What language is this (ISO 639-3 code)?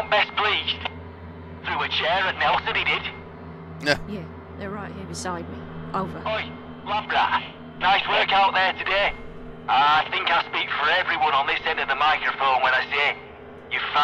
eng